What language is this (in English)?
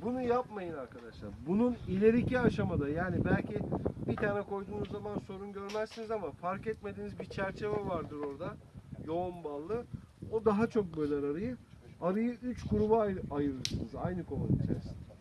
Turkish